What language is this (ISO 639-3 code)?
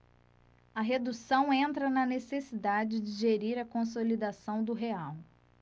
por